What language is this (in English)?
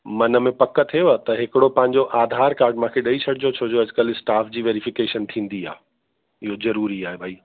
Sindhi